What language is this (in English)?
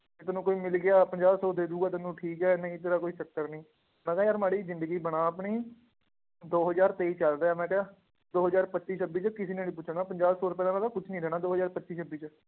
Punjabi